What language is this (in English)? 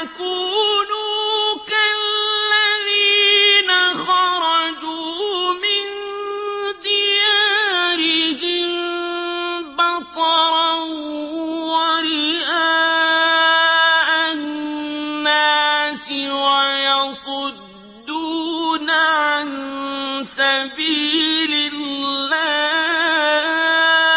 Arabic